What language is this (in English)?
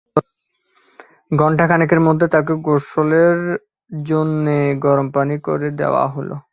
Bangla